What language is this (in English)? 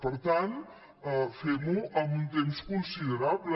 Catalan